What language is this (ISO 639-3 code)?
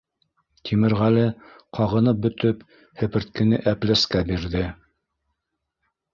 bak